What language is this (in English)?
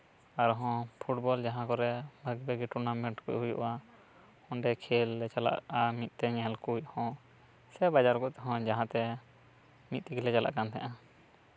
Santali